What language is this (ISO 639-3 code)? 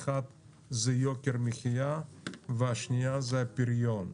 heb